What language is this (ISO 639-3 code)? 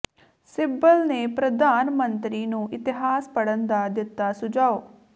pan